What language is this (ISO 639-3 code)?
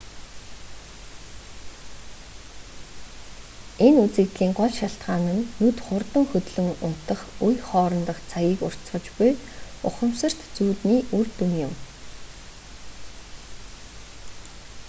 mon